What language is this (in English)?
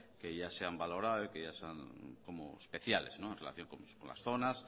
Spanish